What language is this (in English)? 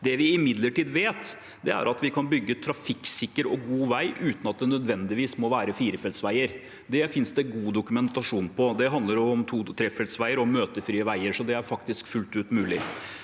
Norwegian